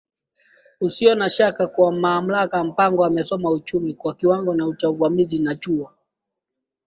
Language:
Swahili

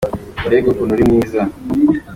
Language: Kinyarwanda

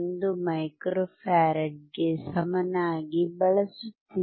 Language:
Kannada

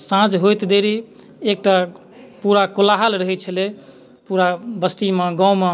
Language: Maithili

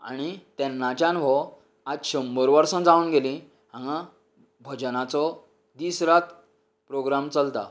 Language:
Konkani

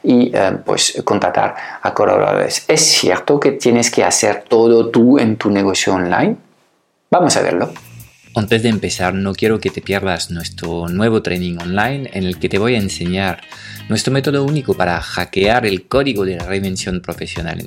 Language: Spanish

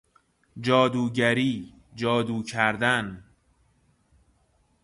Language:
Persian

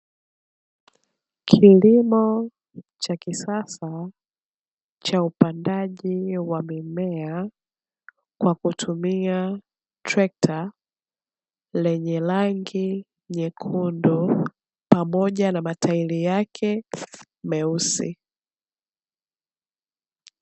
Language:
Swahili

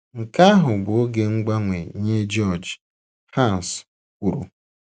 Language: Igbo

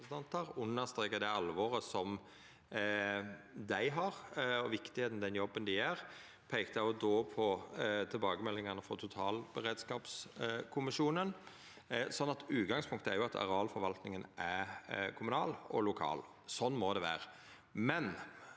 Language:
Norwegian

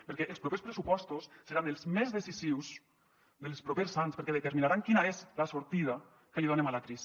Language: Catalan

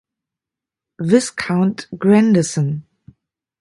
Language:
German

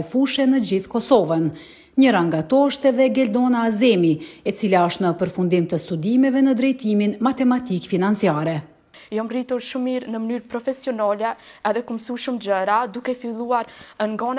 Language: Turkish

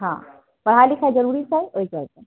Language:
Maithili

